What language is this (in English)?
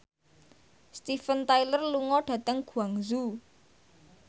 Javanese